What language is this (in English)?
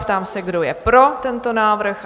Czech